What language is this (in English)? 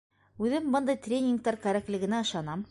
Bashkir